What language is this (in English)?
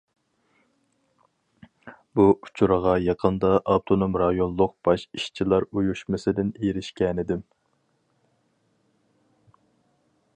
Uyghur